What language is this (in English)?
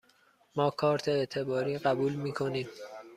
Persian